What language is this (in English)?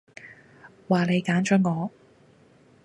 Cantonese